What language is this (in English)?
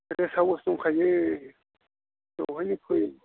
Bodo